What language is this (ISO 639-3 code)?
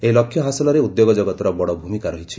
ori